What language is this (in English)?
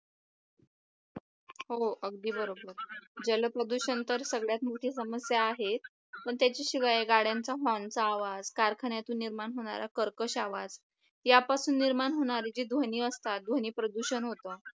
Marathi